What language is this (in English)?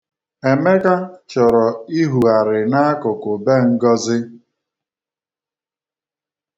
Igbo